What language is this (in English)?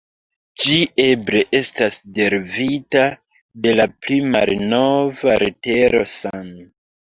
Esperanto